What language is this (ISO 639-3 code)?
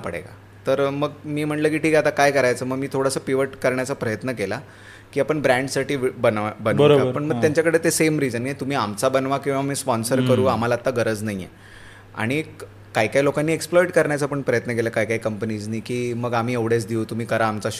mar